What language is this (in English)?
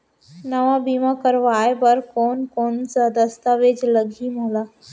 Chhattisgarhi